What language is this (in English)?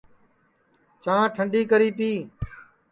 Sansi